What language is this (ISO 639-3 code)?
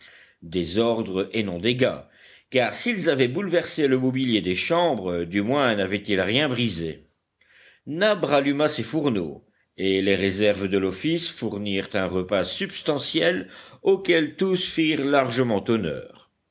fra